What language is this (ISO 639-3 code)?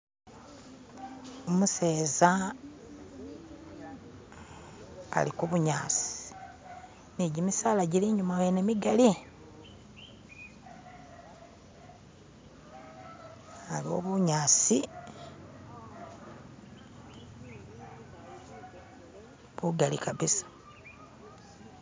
myx